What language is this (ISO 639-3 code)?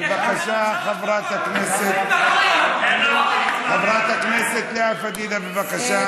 heb